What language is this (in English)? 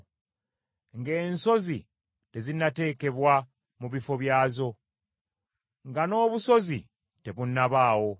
Ganda